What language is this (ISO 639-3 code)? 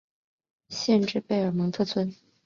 zho